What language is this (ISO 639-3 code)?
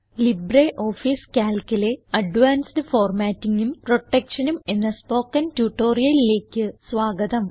mal